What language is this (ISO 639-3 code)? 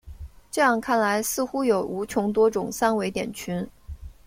zho